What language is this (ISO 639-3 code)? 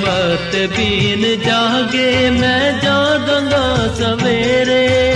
pan